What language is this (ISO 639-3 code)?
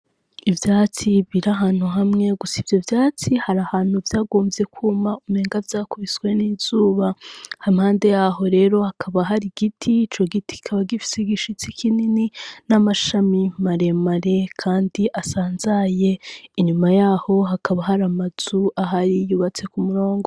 run